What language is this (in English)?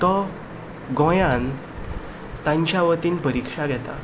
Konkani